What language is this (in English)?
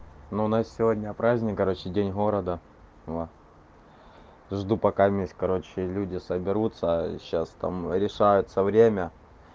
Russian